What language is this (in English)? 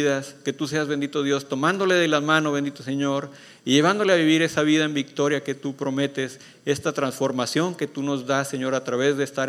Spanish